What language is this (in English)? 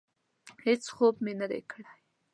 Pashto